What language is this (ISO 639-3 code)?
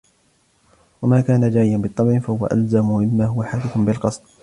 ara